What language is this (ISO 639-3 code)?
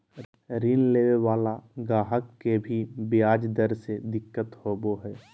mag